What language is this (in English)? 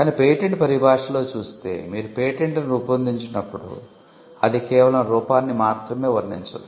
Telugu